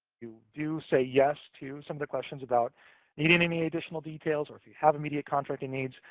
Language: English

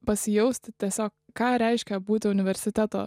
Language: Lithuanian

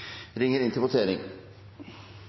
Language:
Norwegian Nynorsk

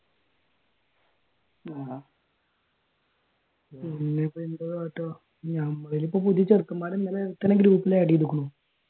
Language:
Malayalam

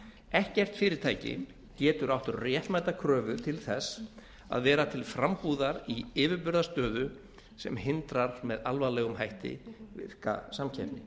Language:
Icelandic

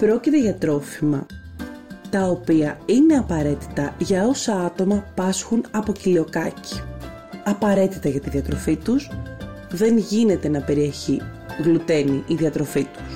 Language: Greek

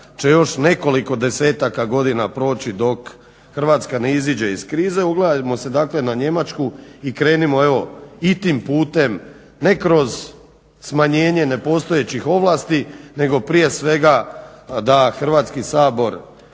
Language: Croatian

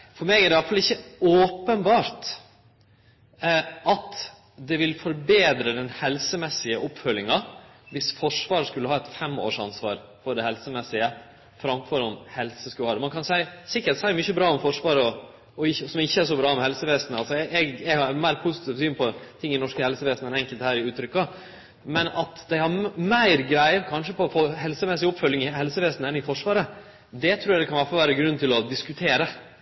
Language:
Norwegian Nynorsk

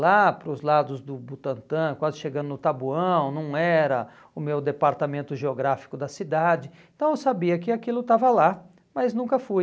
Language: Portuguese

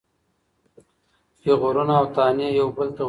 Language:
Pashto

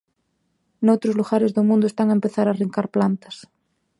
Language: Galician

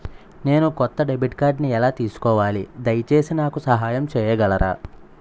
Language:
Telugu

